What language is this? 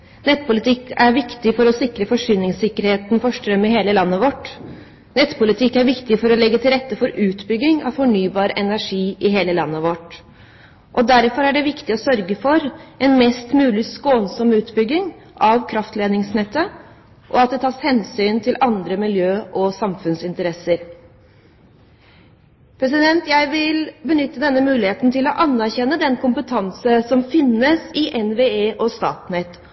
Norwegian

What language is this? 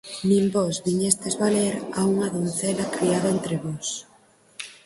Galician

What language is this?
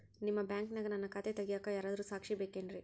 Kannada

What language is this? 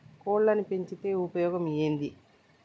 Telugu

